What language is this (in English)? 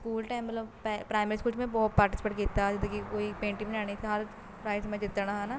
Punjabi